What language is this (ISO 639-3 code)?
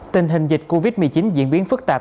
vie